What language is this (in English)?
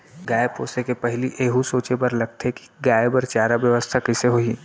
Chhattisgarhi